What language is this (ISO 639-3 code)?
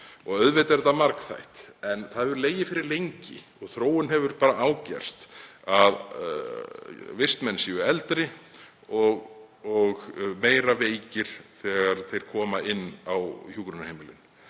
isl